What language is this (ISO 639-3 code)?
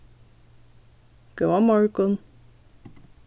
fao